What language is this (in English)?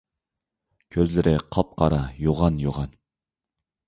Uyghur